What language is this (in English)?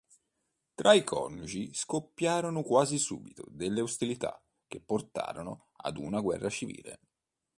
Italian